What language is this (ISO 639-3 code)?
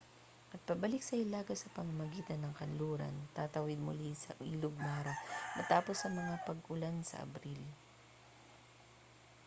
fil